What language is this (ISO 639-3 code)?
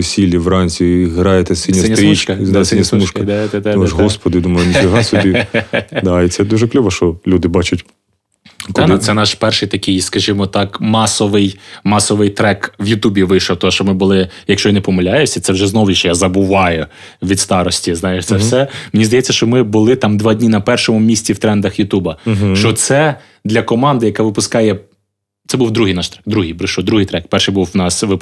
ukr